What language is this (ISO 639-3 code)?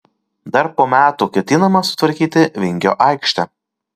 lit